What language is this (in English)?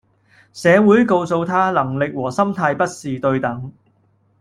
Cantonese